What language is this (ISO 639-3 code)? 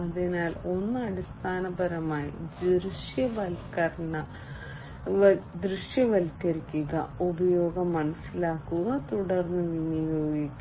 mal